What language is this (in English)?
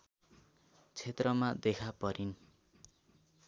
Nepali